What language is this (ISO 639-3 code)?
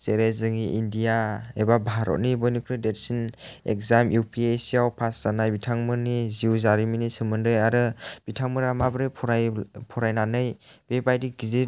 brx